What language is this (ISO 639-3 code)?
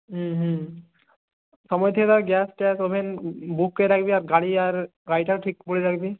ben